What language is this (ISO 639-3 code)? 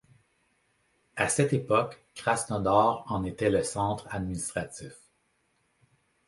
fra